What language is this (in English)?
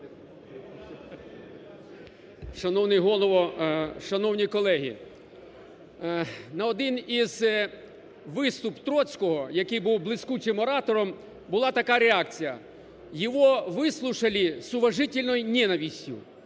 Ukrainian